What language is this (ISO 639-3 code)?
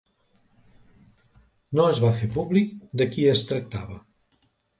cat